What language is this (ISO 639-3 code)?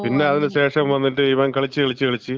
mal